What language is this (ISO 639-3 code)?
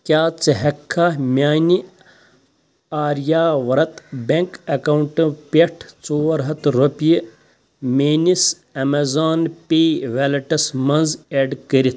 kas